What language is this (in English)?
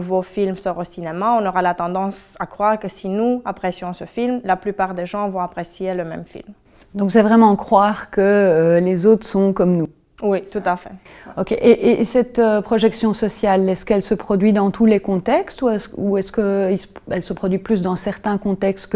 French